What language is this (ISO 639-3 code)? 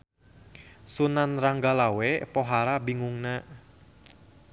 sun